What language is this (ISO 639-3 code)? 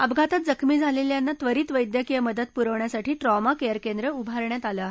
mar